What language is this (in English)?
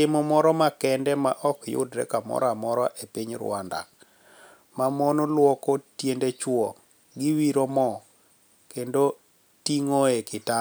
Luo (Kenya and Tanzania)